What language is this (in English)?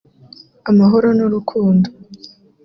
Kinyarwanda